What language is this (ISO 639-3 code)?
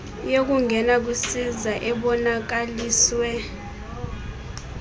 xho